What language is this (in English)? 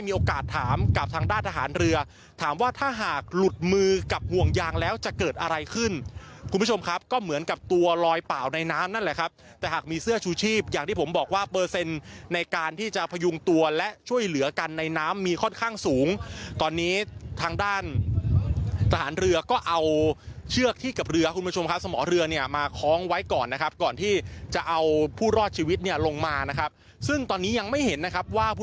Thai